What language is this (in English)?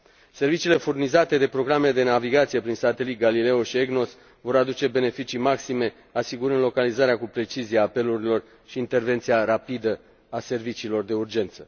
Romanian